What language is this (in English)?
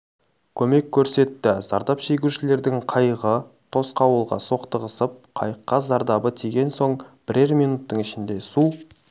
Kazakh